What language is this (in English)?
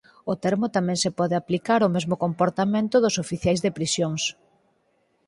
Galician